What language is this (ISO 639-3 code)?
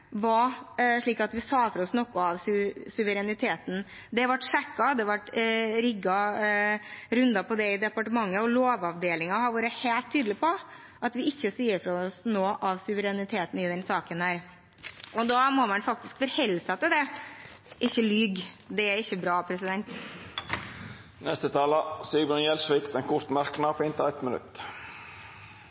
nor